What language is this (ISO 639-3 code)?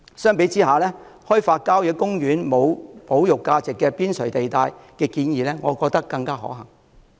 yue